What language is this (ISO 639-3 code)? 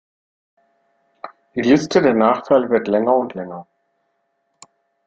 deu